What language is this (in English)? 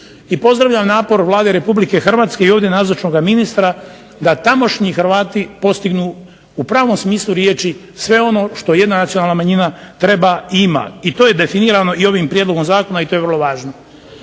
Croatian